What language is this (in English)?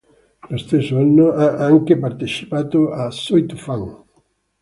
Italian